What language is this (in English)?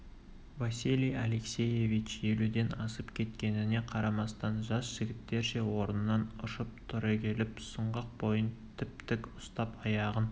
Kazakh